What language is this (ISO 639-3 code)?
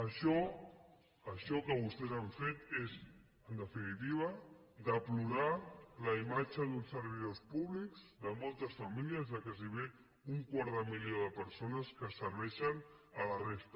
cat